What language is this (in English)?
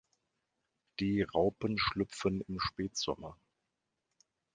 German